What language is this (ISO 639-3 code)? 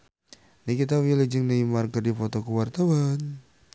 sun